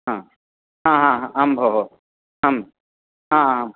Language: Sanskrit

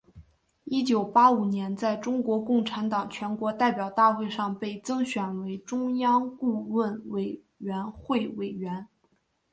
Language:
Chinese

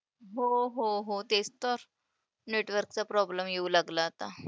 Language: Marathi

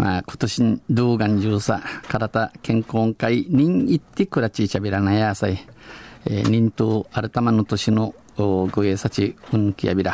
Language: Japanese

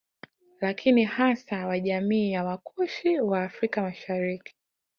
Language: Swahili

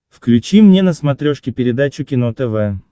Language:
Russian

